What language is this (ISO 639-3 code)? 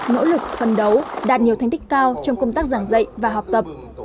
vie